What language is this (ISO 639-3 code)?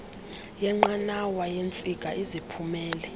xho